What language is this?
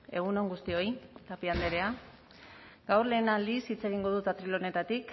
Basque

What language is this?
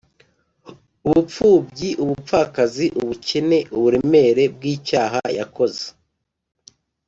Kinyarwanda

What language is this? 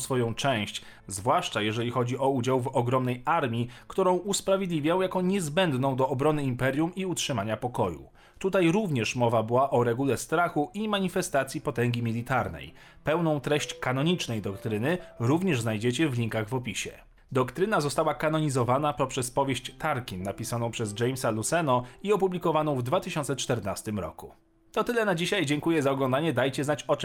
Polish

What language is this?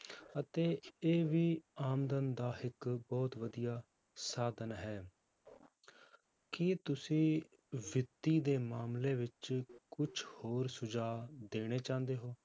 Punjabi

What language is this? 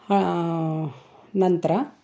Kannada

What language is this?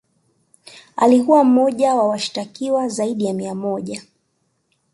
Swahili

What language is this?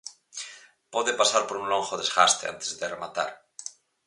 Galician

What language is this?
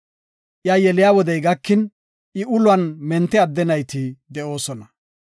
Gofa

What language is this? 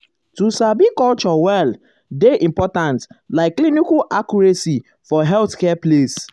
Nigerian Pidgin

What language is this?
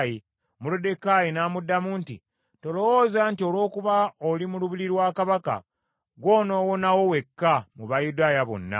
Ganda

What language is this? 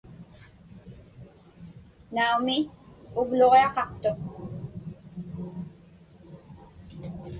Inupiaq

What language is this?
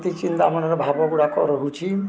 Odia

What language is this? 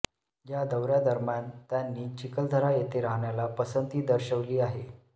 Marathi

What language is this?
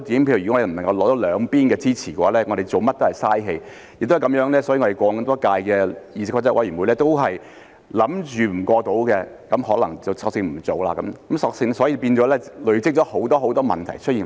Cantonese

